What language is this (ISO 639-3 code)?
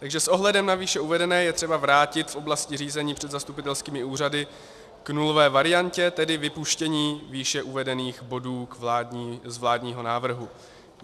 ces